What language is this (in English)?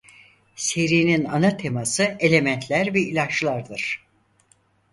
Turkish